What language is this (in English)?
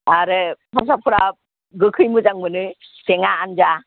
Bodo